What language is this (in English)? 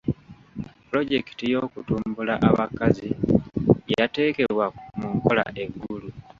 Ganda